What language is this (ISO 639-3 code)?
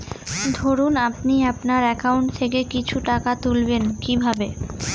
ben